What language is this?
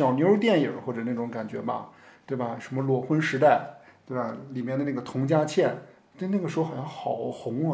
Chinese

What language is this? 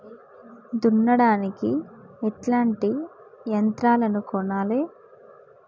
Telugu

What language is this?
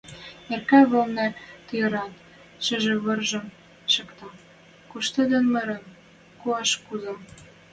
Western Mari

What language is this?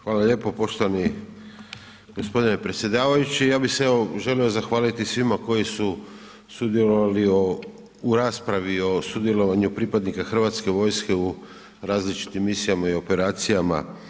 Croatian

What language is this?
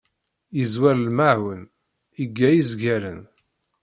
Kabyle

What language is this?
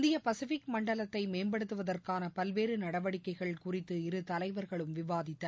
Tamil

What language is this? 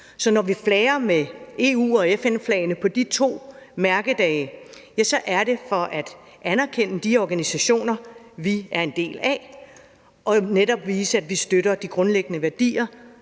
Danish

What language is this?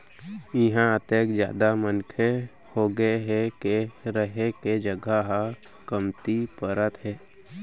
Chhattisgarhi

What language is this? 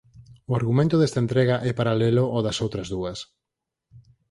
Galician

